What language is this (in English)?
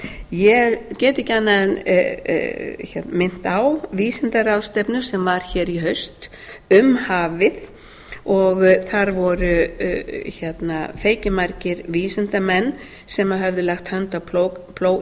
Icelandic